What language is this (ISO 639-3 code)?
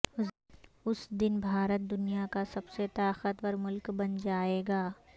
urd